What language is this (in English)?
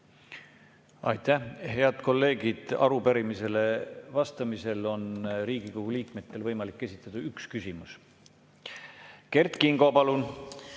Estonian